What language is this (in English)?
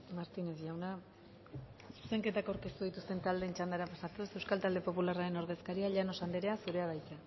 Basque